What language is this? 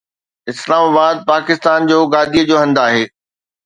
Sindhi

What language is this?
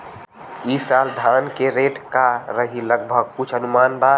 Bhojpuri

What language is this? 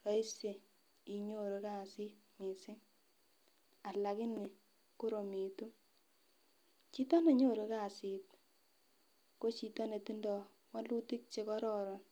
Kalenjin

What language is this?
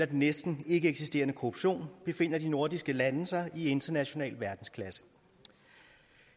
Danish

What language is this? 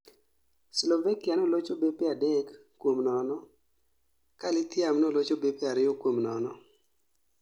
Luo (Kenya and Tanzania)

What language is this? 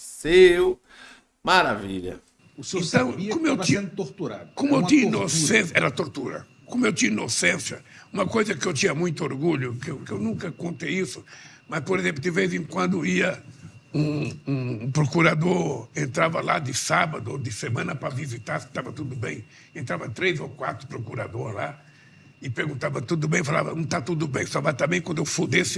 Portuguese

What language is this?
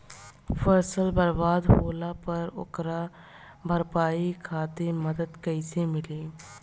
Bhojpuri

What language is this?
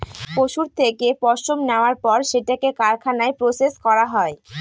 Bangla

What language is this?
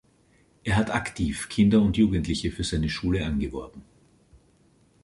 German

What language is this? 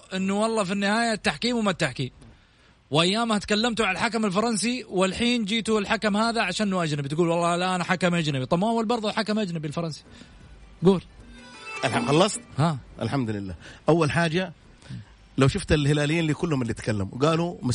Arabic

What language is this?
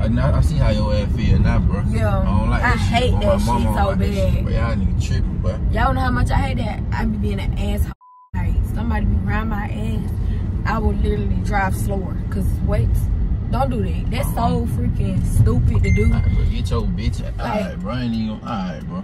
English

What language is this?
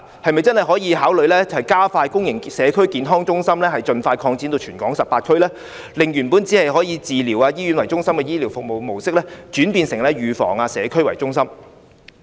Cantonese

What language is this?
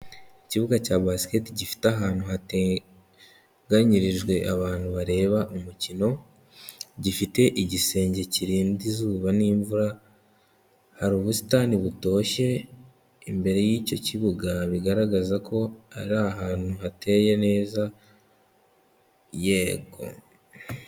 Kinyarwanda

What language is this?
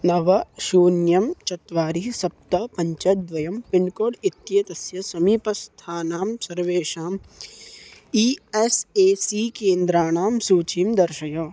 Sanskrit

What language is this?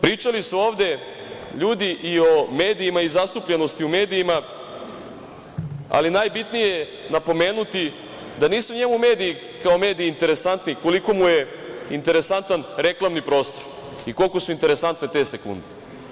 Serbian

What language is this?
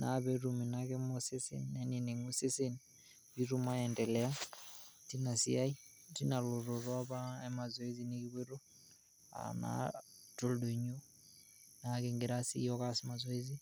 Masai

